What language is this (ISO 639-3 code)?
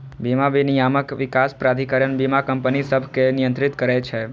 mai